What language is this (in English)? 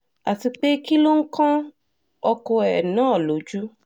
Yoruba